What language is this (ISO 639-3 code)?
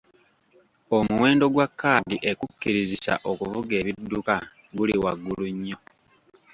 lug